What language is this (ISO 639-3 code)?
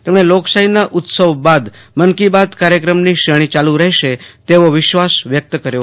guj